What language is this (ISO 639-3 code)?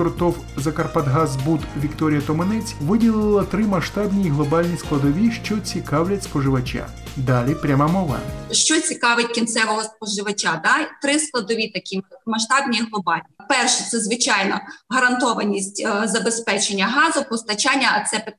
ukr